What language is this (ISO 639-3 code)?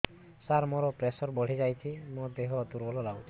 ori